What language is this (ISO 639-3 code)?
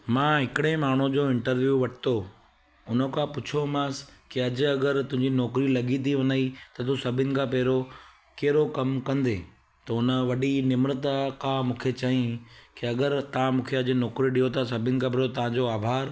snd